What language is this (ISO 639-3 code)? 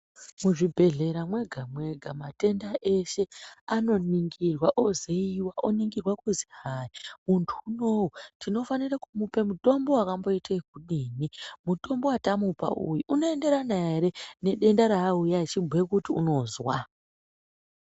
ndc